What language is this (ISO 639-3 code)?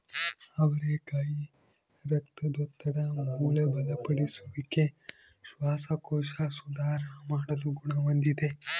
kan